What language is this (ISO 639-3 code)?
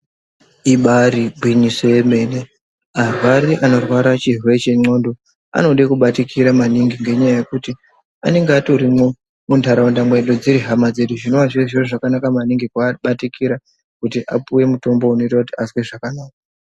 ndc